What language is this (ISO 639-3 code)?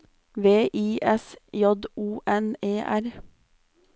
nor